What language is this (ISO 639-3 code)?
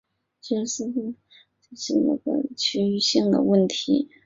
zho